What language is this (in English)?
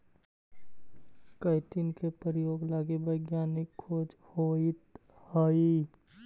Magahi